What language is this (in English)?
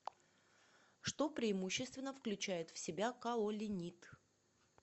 Russian